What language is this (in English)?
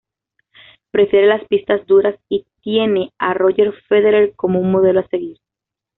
Spanish